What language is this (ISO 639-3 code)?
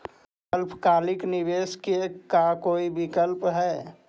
mag